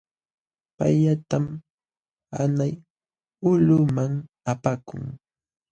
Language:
Jauja Wanca Quechua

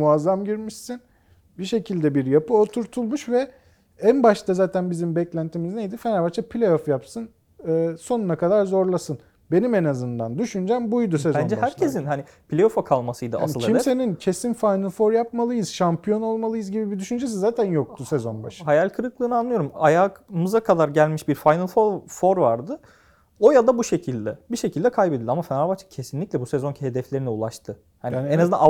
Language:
Turkish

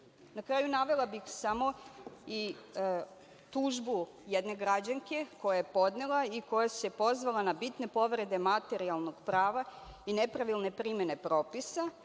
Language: Serbian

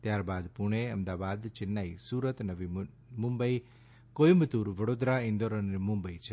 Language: Gujarati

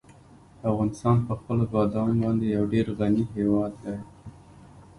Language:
Pashto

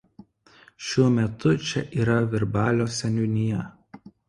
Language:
Lithuanian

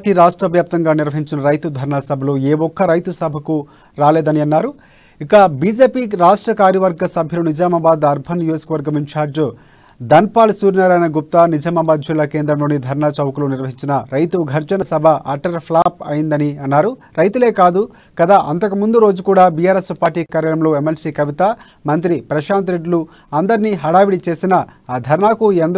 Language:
Telugu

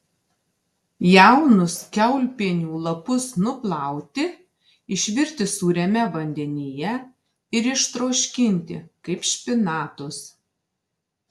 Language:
Lithuanian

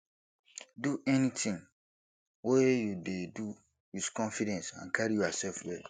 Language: Nigerian Pidgin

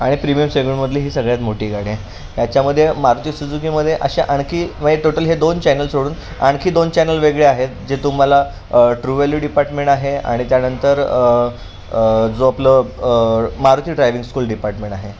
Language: Marathi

